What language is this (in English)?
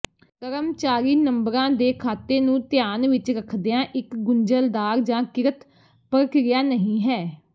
Punjabi